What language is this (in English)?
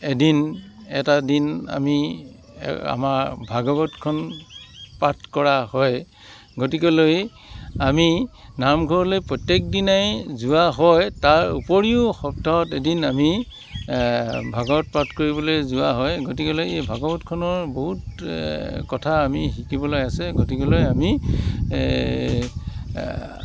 Assamese